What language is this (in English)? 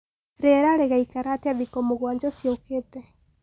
Kikuyu